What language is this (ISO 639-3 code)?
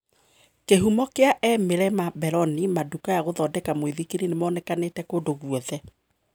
kik